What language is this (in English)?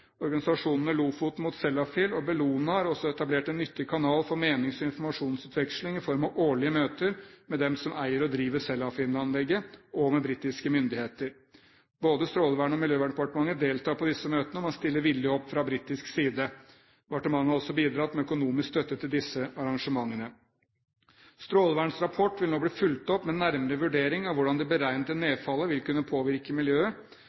Norwegian Bokmål